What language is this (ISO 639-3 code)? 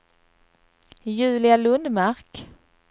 swe